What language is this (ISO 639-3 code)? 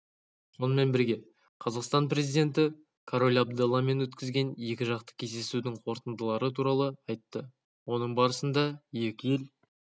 kaz